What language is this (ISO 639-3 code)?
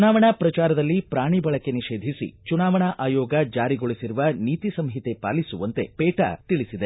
kan